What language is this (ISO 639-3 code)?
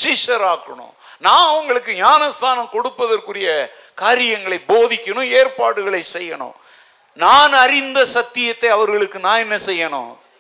tam